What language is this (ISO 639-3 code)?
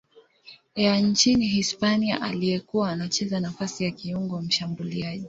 swa